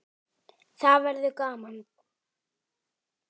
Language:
Icelandic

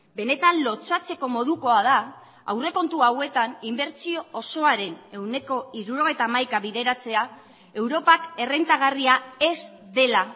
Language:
Basque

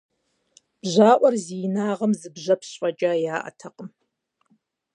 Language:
Kabardian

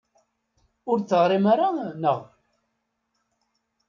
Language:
Kabyle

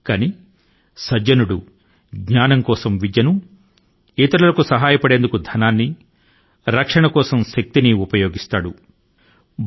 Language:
Telugu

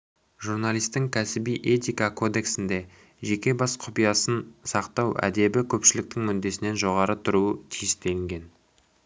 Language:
Kazakh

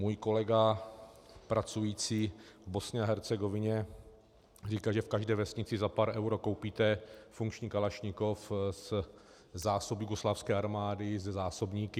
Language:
Czech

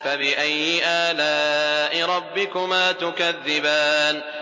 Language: Arabic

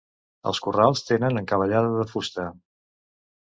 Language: Catalan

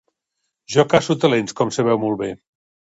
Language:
Catalan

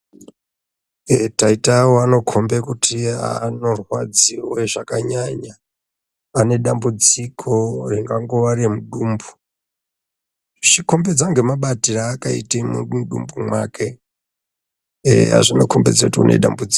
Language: Ndau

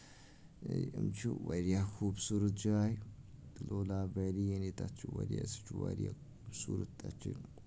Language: Kashmiri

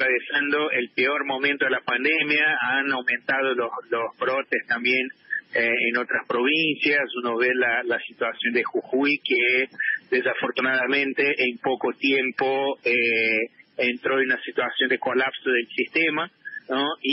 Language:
Spanish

